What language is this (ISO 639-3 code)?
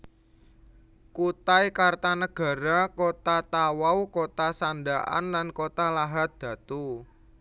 jav